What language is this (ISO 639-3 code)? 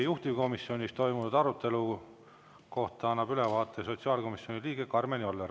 est